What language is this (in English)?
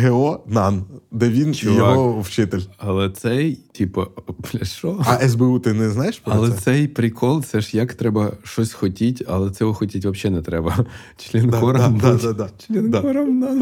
Ukrainian